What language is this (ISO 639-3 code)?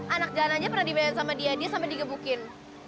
ind